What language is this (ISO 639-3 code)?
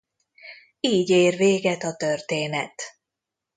hun